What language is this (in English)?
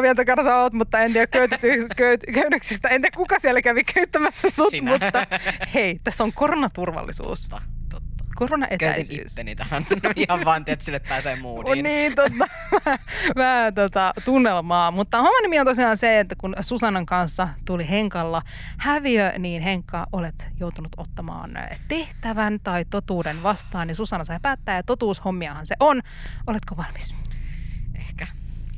Finnish